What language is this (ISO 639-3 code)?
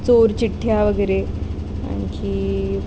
mar